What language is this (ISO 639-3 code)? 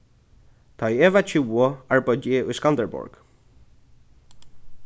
fao